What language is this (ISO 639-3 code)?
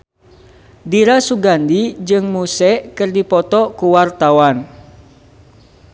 sun